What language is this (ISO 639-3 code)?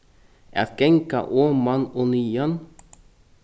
fao